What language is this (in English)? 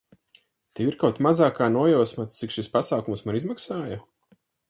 Latvian